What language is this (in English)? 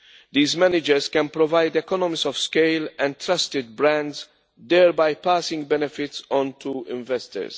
English